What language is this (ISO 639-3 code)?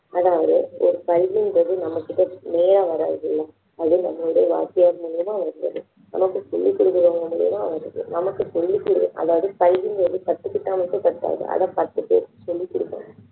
tam